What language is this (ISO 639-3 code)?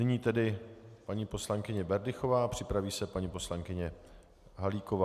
ces